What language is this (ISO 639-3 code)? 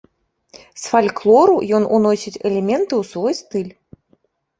bel